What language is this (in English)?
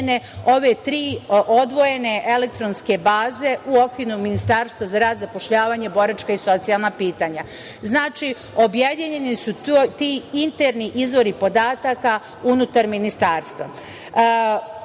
Serbian